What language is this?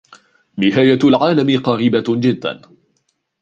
Arabic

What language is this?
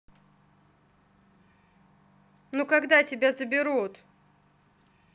Russian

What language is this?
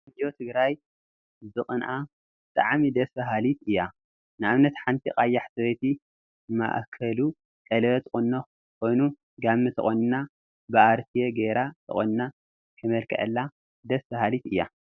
Tigrinya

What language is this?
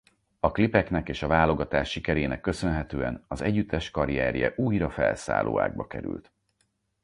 Hungarian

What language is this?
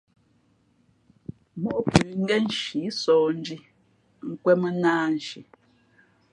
Fe'fe'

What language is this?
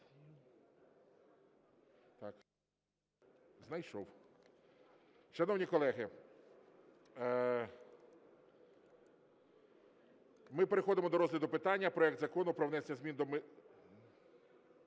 Ukrainian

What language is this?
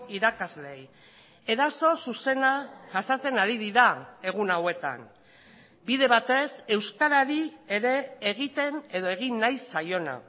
Basque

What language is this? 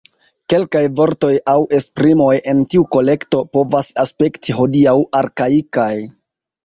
Esperanto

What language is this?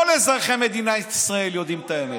Hebrew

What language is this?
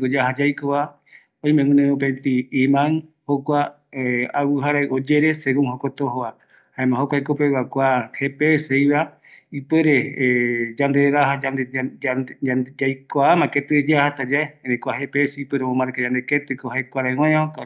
Eastern Bolivian Guaraní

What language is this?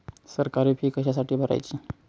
Marathi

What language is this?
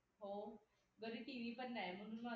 Marathi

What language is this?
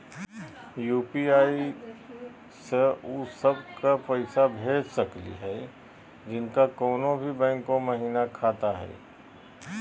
Magahi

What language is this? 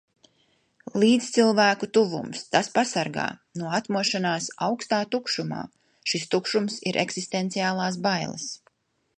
Latvian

